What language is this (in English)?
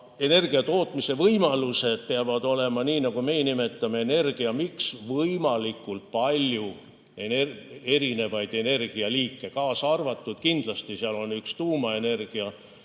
Estonian